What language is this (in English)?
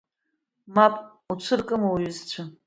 Abkhazian